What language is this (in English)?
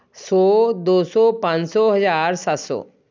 Punjabi